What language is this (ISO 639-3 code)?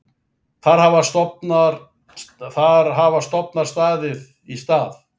isl